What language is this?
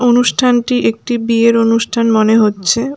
Bangla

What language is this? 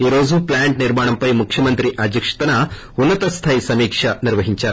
Telugu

